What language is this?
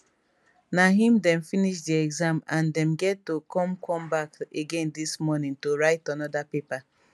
Nigerian Pidgin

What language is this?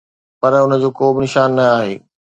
Sindhi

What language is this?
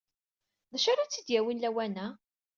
Kabyle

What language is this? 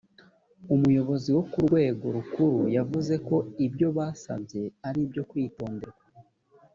Kinyarwanda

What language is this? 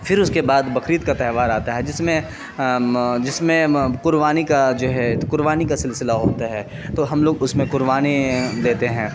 Urdu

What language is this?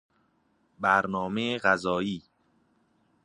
Persian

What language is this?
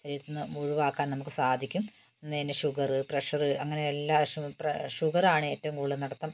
Malayalam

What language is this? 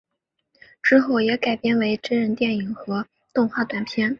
Chinese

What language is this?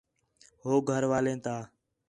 Khetrani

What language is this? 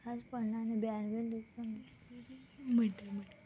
Konkani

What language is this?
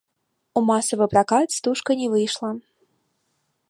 Belarusian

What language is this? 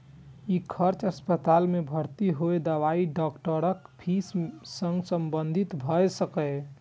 Maithili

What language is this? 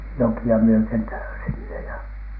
Finnish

